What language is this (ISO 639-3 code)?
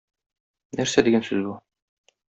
tat